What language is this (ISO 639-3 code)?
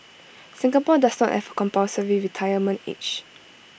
eng